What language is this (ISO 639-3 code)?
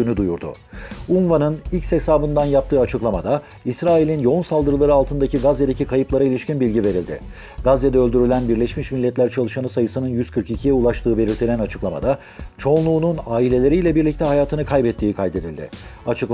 tur